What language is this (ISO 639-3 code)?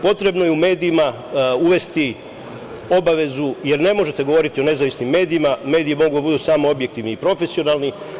srp